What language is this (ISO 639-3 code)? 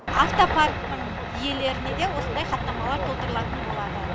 kaz